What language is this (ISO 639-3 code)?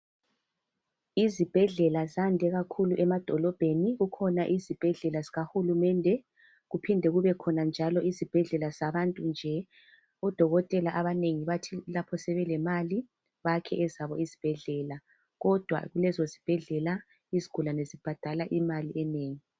nde